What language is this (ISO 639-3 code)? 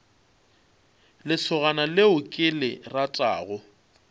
nso